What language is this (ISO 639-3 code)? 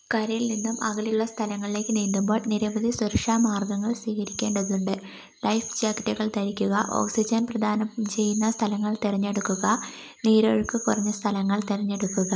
mal